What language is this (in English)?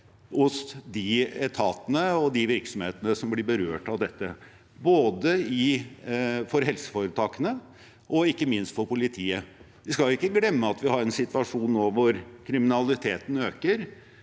Norwegian